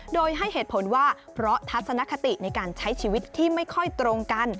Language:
Thai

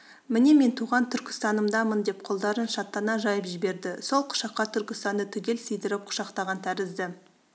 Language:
Kazakh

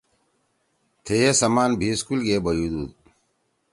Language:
Torwali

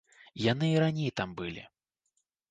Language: Belarusian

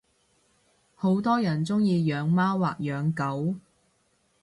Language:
Cantonese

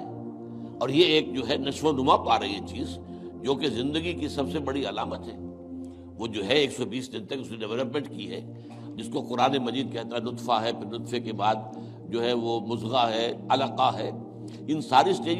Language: Urdu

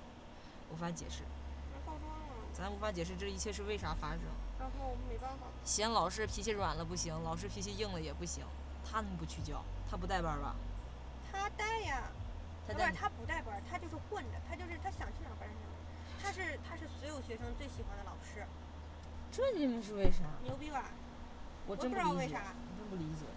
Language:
Chinese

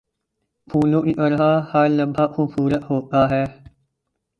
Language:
Urdu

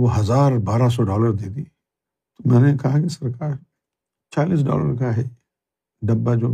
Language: Urdu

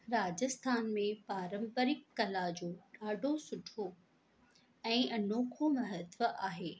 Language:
Sindhi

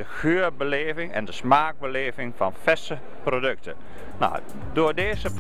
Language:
Dutch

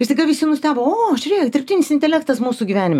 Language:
Lithuanian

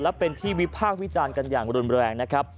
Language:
Thai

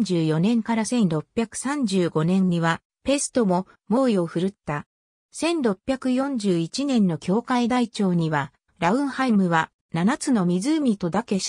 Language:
Japanese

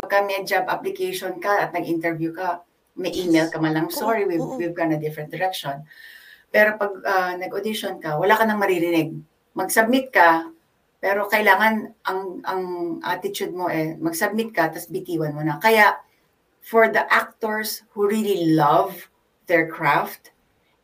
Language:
Filipino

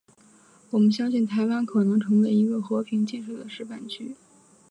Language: Chinese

